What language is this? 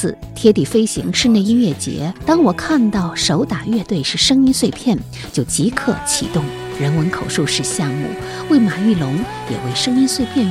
Chinese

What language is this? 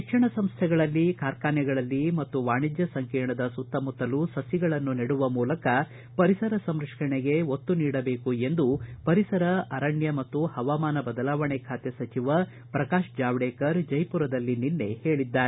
Kannada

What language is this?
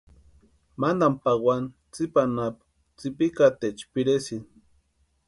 Western Highland Purepecha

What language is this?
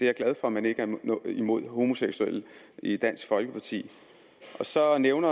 Danish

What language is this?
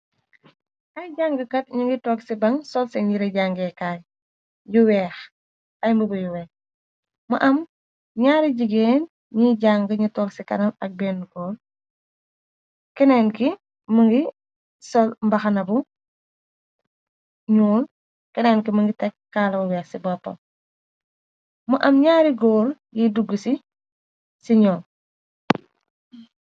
Wolof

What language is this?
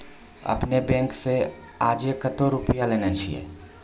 Maithili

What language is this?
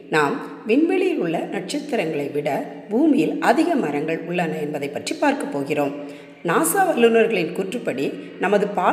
Tamil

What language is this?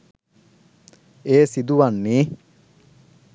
Sinhala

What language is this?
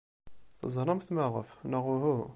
Kabyle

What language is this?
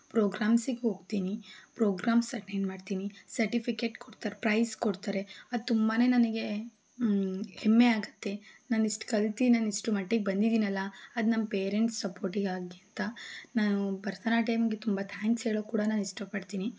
Kannada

